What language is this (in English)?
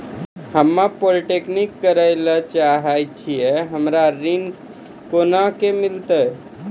Maithili